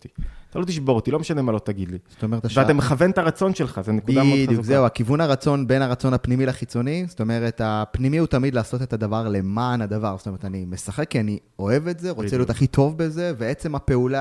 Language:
Hebrew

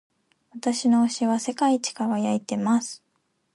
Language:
Japanese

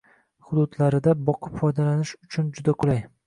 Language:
Uzbek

